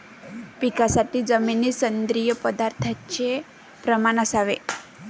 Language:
Marathi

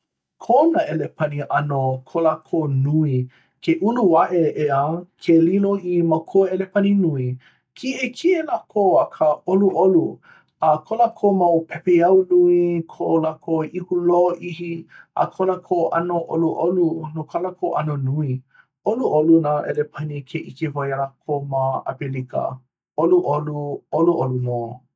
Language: Hawaiian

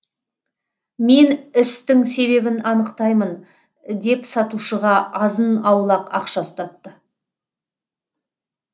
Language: Kazakh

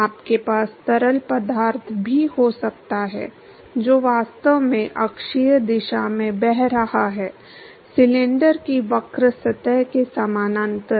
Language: Hindi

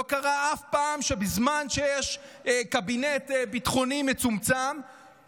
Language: Hebrew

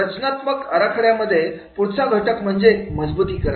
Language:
Marathi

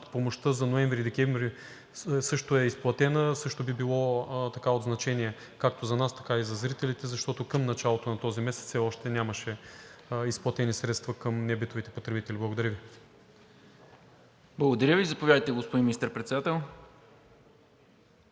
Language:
Bulgarian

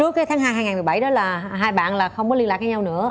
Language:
Vietnamese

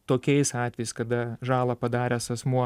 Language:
Lithuanian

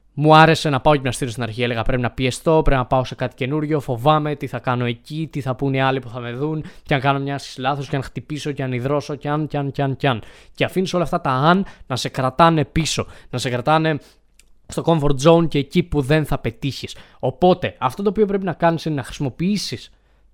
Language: Greek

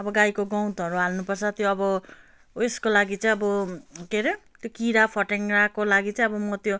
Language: Nepali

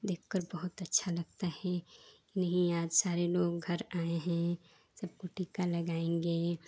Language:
Hindi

